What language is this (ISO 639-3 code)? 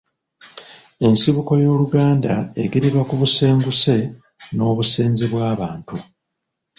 lug